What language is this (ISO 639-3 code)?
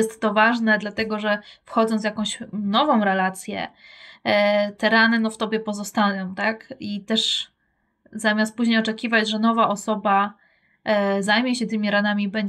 pol